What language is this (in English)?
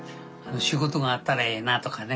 Japanese